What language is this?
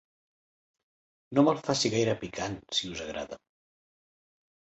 Catalan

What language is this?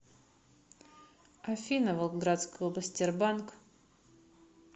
Russian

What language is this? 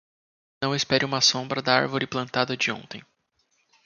Portuguese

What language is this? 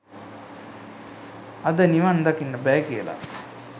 Sinhala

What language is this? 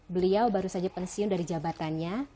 Indonesian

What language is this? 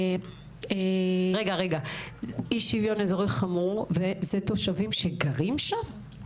Hebrew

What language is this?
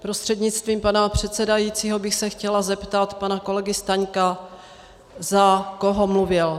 Czech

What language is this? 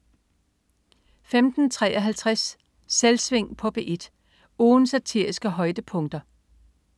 Danish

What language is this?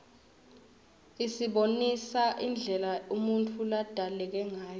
Swati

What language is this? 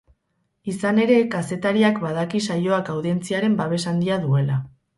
Basque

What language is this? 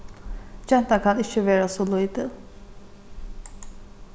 Faroese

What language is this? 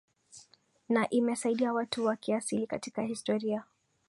Swahili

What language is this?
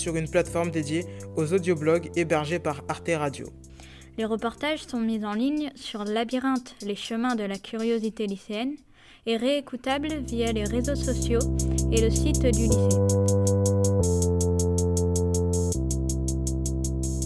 French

